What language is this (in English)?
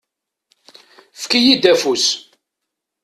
Kabyle